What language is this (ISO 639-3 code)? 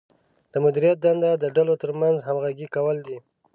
pus